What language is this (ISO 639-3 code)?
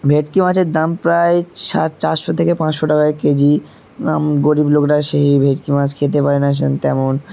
ben